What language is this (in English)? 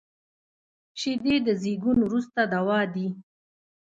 Pashto